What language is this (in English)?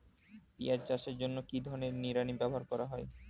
Bangla